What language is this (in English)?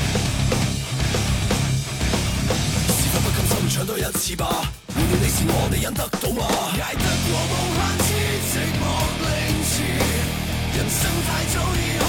Chinese